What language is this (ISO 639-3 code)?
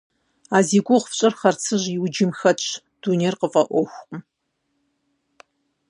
kbd